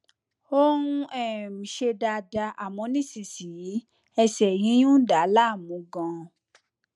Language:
Yoruba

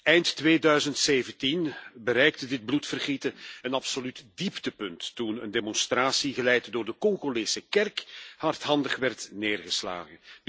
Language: Dutch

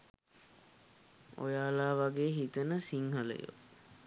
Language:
Sinhala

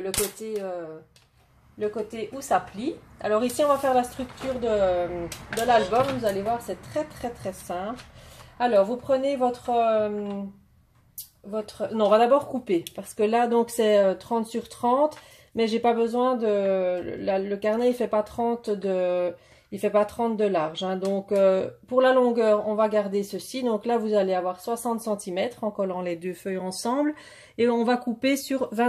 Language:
French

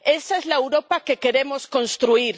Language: Spanish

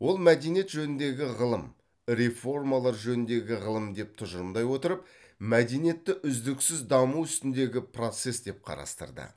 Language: Kazakh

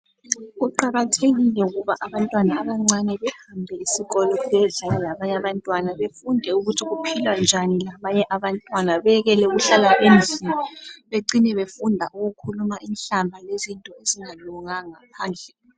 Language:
North Ndebele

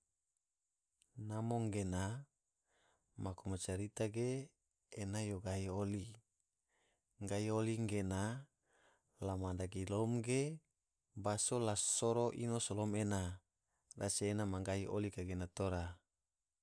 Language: Tidore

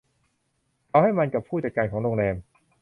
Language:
Thai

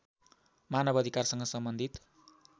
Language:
Nepali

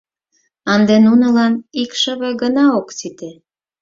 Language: Mari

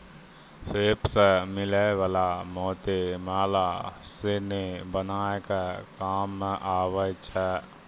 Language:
Maithili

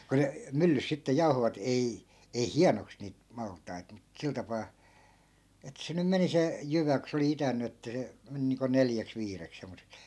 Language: Finnish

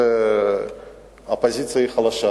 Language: Hebrew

